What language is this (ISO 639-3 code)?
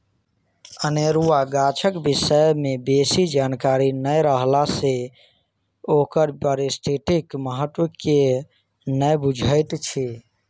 mai